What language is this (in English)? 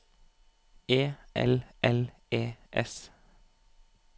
Norwegian